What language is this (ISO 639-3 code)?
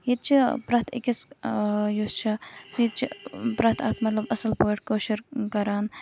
kas